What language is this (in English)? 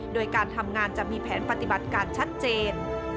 Thai